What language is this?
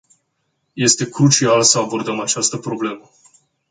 Romanian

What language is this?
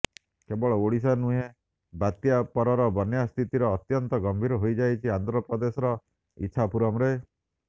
Odia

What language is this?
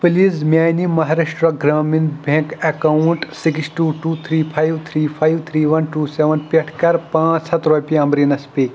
Kashmiri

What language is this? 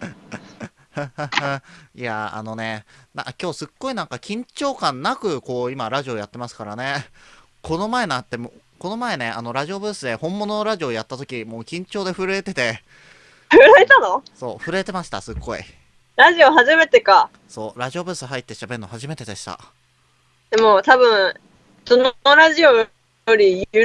Japanese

